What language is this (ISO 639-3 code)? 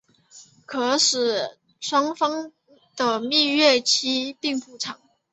zho